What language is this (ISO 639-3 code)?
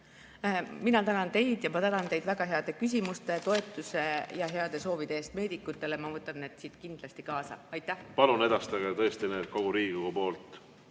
est